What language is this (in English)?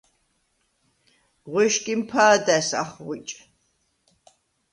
Svan